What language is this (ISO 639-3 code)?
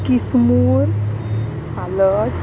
kok